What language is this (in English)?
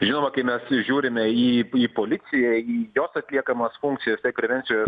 Lithuanian